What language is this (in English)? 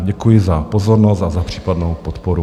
Czech